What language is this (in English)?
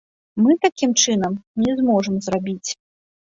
Belarusian